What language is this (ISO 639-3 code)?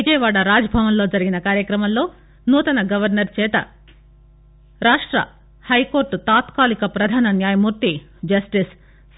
tel